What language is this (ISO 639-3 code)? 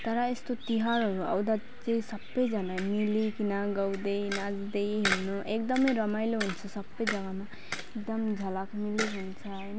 nep